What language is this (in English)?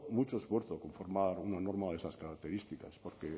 Spanish